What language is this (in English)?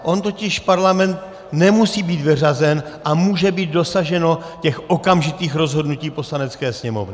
Czech